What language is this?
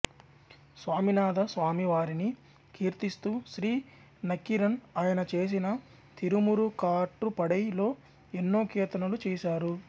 Telugu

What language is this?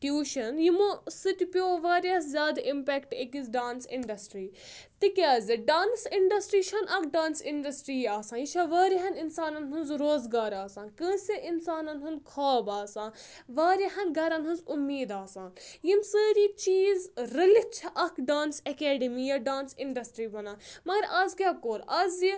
Kashmiri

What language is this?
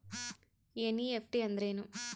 Kannada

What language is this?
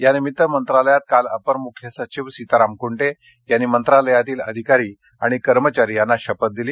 Marathi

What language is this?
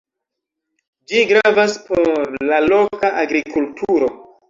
Esperanto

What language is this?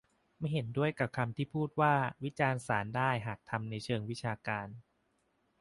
Thai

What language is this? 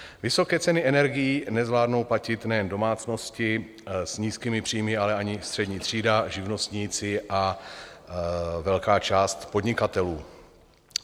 Czech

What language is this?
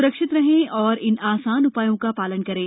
Hindi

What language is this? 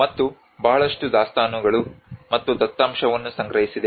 Kannada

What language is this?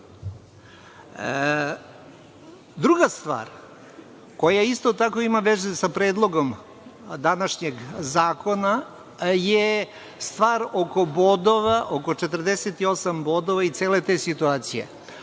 Serbian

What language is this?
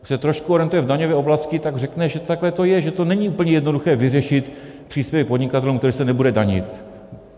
Czech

